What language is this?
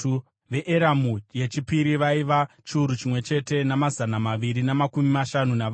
Shona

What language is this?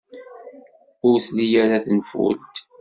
Kabyle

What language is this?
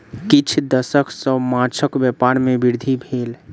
Maithili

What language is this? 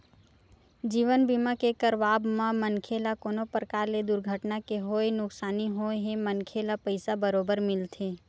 Chhattisgarhi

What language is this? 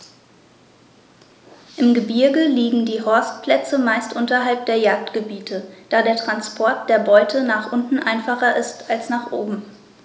German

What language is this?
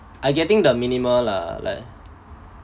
English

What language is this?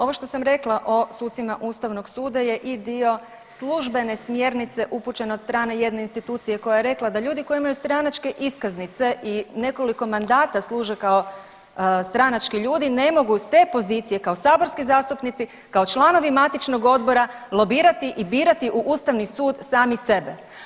Croatian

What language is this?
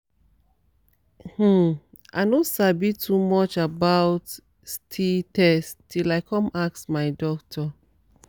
Nigerian Pidgin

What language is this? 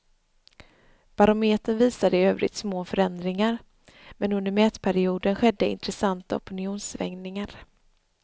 Swedish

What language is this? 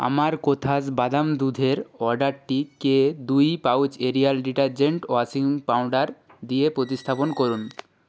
Bangla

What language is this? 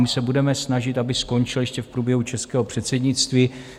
Czech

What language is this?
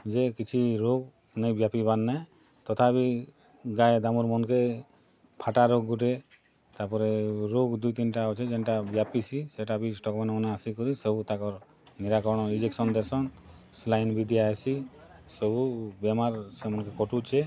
Odia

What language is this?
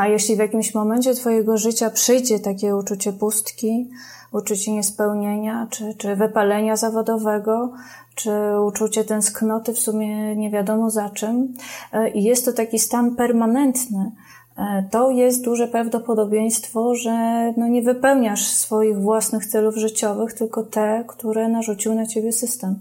Polish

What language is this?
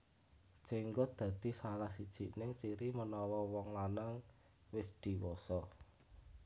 Javanese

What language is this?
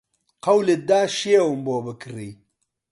Central Kurdish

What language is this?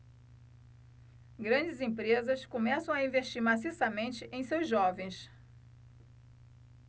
Portuguese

